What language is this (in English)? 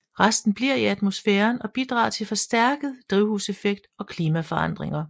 Danish